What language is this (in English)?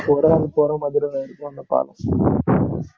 Tamil